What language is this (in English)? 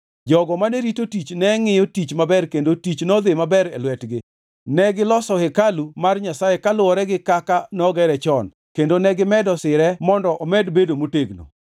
Luo (Kenya and Tanzania)